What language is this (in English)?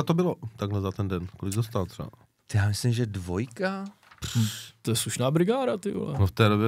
Czech